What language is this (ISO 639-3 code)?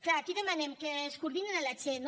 cat